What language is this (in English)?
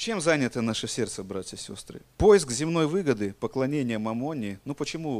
Russian